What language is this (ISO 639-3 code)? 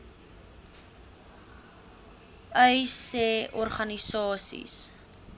afr